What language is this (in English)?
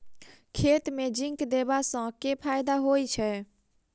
Maithili